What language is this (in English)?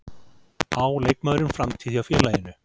Icelandic